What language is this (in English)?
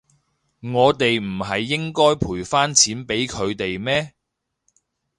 Cantonese